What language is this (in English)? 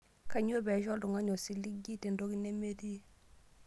Masai